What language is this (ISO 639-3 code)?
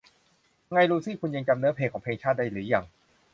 tha